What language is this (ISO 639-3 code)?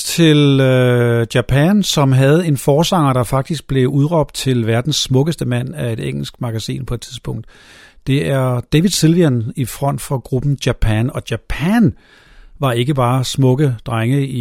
dan